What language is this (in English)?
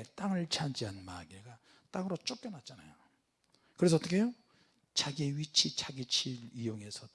Korean